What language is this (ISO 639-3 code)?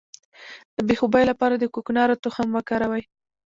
pus